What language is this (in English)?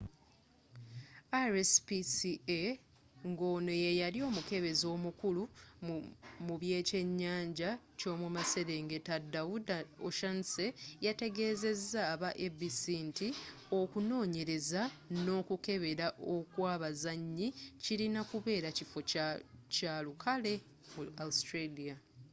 Ganda